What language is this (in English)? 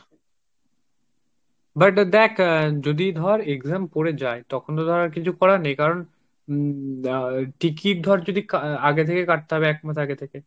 Bangla